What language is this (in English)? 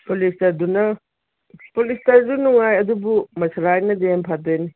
Manipuri